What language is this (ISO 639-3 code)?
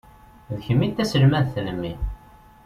kab